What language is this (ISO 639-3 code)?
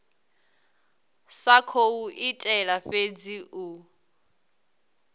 ven